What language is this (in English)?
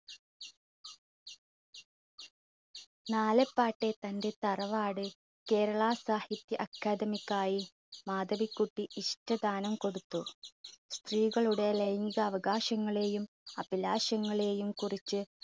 Malayalam